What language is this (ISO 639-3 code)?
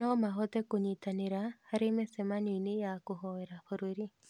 kik